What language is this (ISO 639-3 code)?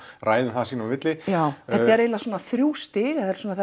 isl